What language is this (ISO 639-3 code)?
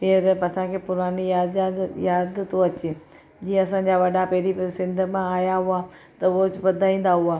snd